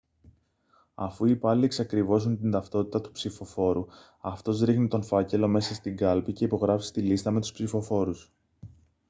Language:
Greek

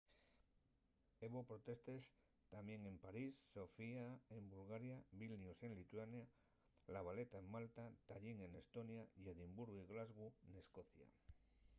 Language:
Asturian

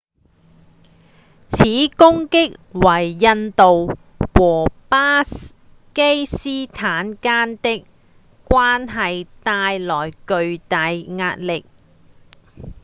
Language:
Cantonese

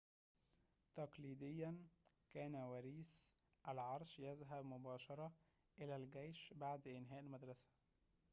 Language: Arabic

